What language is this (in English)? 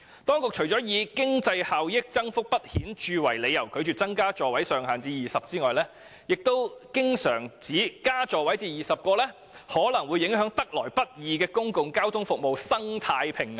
Cantonese